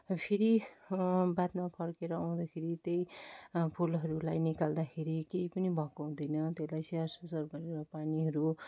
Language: Nepali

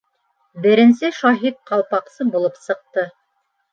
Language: Bashkir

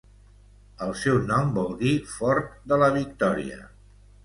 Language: Catalan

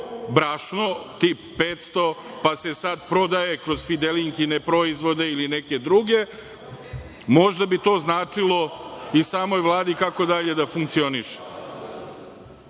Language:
Serbian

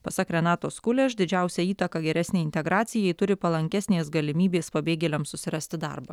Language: Lithuanian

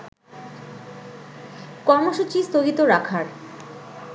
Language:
Bangla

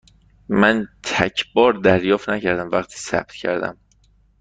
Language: Persian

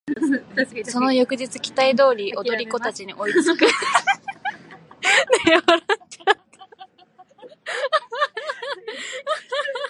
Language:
Japanese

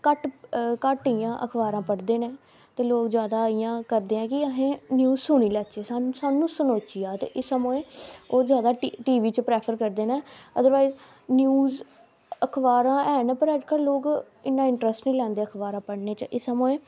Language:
Dogri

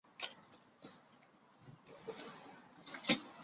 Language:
Chinese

